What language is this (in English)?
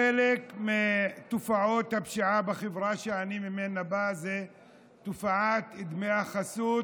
Hebrew